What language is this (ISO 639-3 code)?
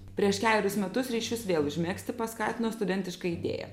lit